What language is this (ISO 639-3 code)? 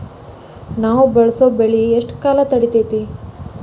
kan